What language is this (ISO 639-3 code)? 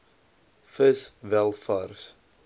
afr